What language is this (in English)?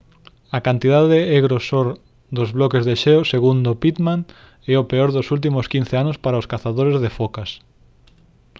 Galician